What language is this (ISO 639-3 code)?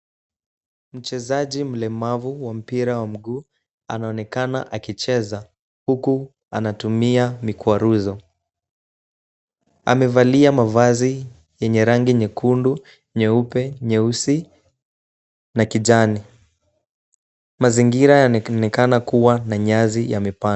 swa